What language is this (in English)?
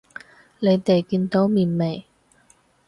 Cantonese